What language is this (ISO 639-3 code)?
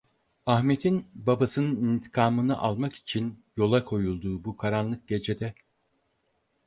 tur